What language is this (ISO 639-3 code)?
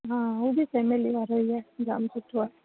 snd